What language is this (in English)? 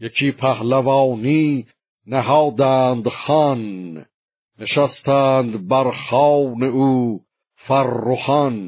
Persian